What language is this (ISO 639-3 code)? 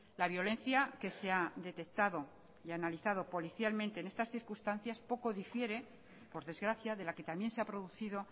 spa